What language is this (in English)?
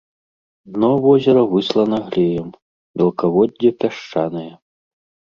Belarusian